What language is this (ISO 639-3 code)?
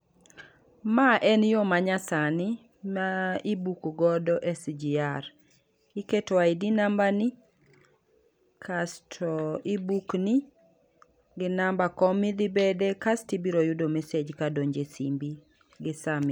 luo